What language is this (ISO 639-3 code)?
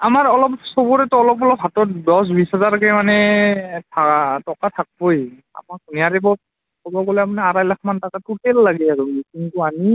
asm